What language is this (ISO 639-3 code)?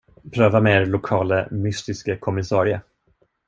swe